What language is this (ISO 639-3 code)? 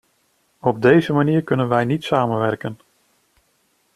nld